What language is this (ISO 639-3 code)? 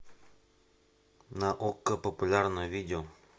rus